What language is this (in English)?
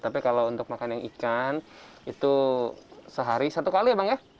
Indonesian